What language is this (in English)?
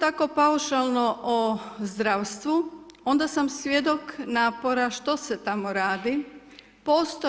Croatian